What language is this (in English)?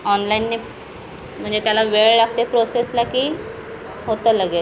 Marathi